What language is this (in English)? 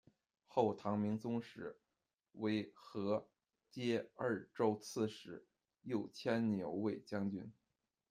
Chinese